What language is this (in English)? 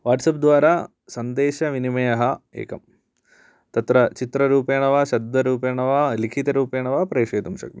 Sanskrit